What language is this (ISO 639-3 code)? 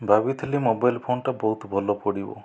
ori